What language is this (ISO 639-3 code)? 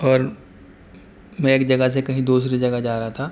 urd